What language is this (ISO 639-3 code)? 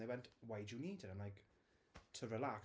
eng